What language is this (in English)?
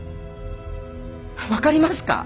Japanese